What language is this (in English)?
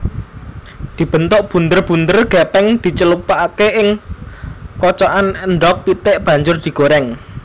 Javanese